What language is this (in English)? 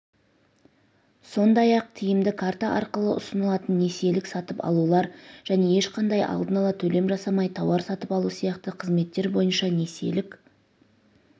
Kazakh